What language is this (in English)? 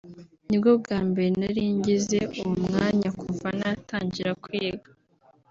Kinyarwanda